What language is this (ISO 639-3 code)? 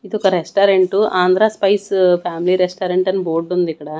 tel